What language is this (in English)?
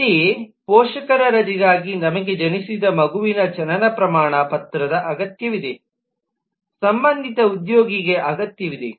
Kannada